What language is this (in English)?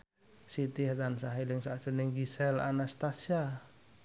Javanese